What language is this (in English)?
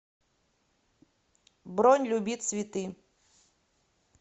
Russian